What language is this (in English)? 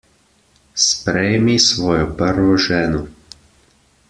Slovenian